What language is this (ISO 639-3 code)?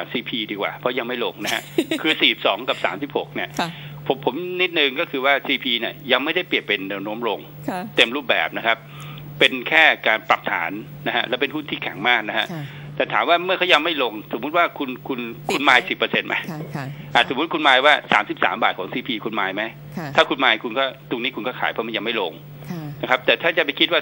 tha